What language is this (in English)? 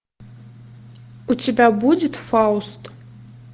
Russian